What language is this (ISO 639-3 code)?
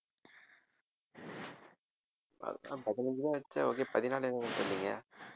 tam